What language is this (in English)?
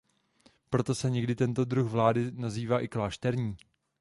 Czech